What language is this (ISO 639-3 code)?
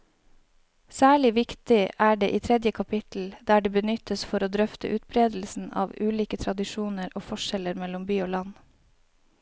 nor